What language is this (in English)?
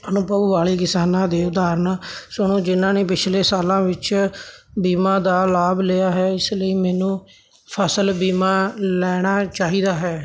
Punjabi